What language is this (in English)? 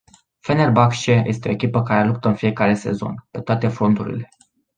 Romanian